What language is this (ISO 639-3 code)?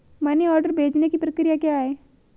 hin